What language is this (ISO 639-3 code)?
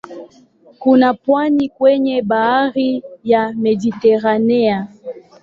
swa